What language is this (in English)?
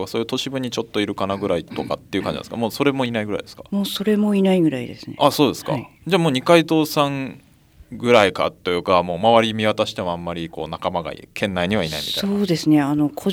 Japanese